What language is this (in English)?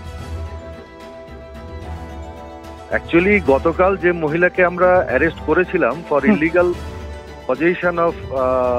Hindi